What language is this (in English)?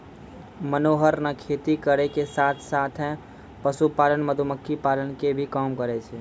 Maithili